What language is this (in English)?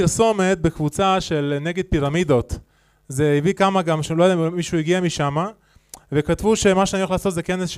Hebrew